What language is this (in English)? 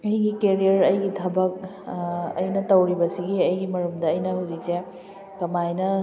Manipuri